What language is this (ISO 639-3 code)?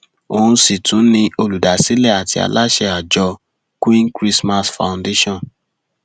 yor